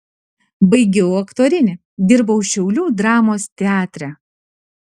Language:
Lithuanian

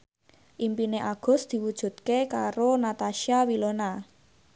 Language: Javanese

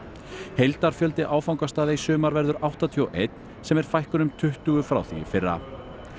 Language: Icelandic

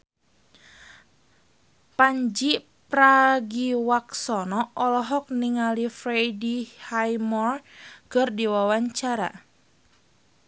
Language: Sundanese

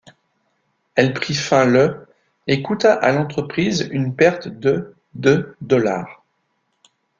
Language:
French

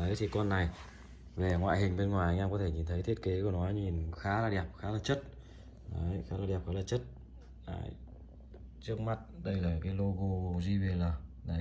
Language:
Vietnamese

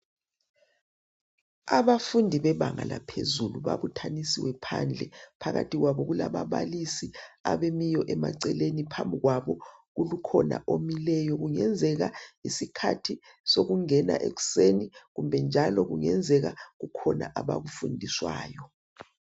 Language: North Ndebele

